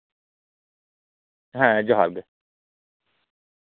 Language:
Santali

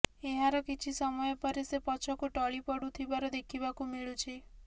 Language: Odia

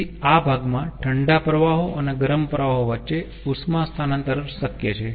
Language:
Gujarati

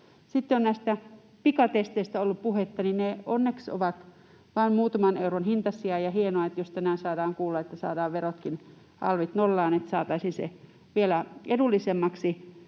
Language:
Finnish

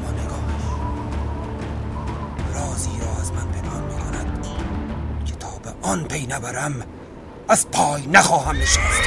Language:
Persian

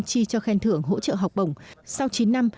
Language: Vietnamese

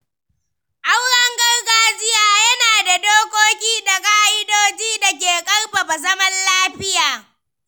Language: Hausa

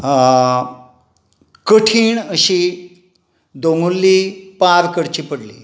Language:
Konkani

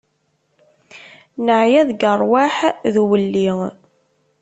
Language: Kabyle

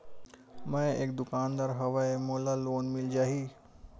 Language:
Chhattisgarhi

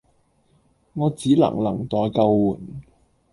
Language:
Cantonese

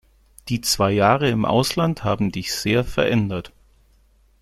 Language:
German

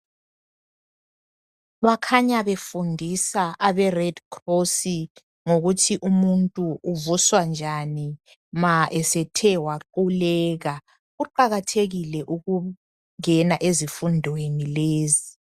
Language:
North Ndebele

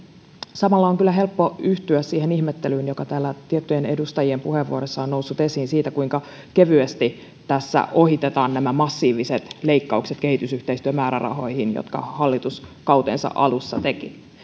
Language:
Finnish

